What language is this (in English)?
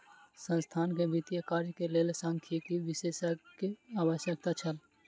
Maithili